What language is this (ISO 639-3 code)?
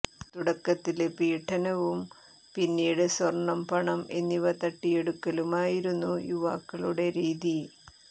mal